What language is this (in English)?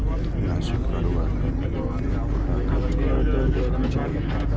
Maithili